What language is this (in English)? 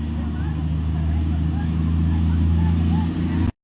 Thai